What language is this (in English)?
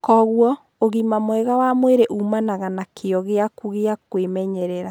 Kikuyu